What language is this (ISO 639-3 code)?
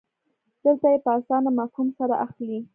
pus